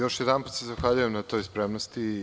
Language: Serbian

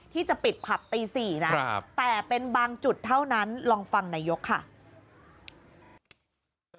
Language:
Thai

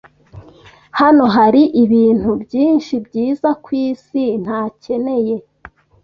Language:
Kinyarwanda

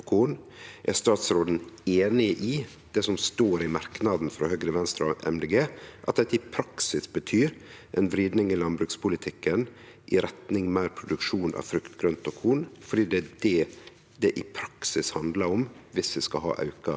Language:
Norwegian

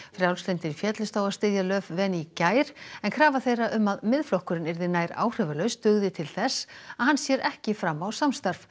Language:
Icelandic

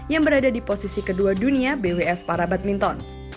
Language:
Indonesian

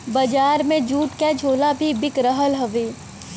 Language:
Bhojpuri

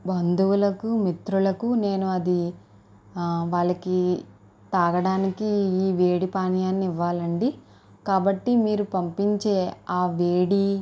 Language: Telugu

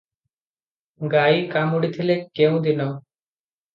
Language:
Odia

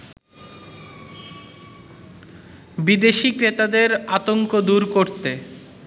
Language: Bangla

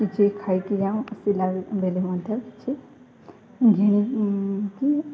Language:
Odia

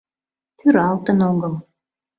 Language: Mari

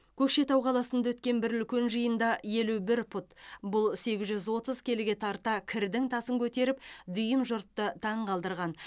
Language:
Kazakh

